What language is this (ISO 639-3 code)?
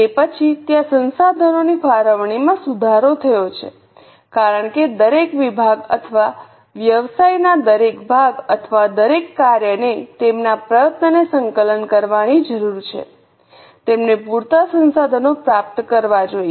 guj